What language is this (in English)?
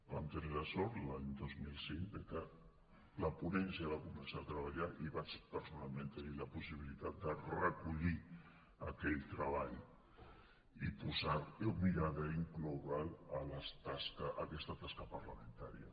Catalan